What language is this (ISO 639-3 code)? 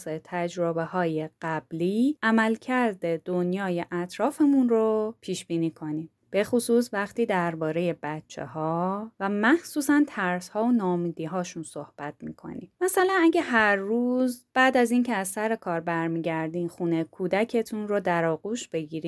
fas